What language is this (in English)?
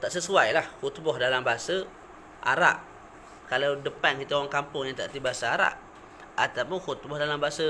Malay